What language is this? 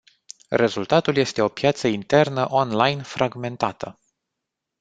Romanian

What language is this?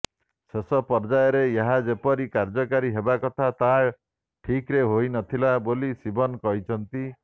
Odia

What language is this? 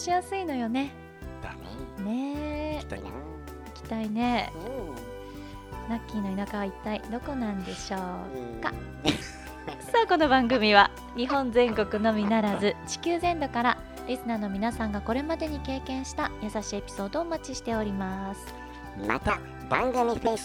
Japanese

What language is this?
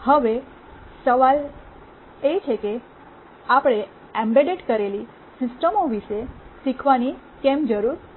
Gujarati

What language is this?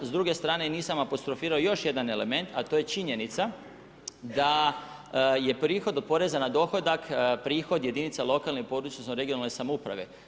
Croatian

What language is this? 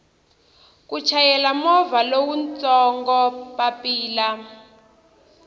Tsonga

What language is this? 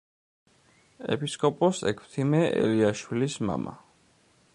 Georgian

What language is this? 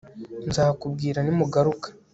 Kinyarwanda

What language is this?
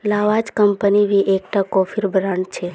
Magahi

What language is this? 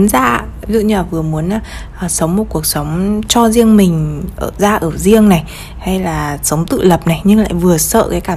Vietnamese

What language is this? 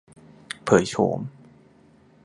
Thai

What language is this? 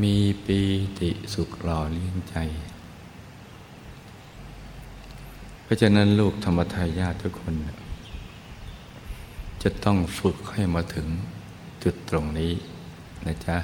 Thai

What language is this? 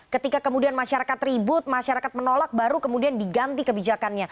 Indonesian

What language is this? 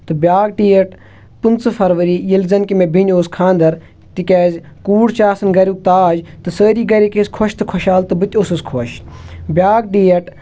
Kashmiri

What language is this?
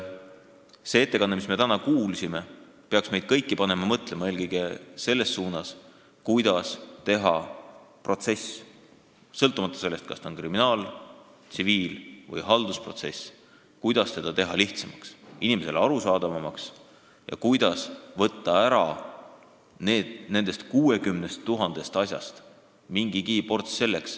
Estonian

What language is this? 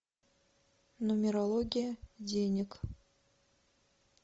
Russian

